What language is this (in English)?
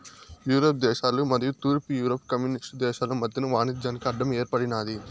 Telugu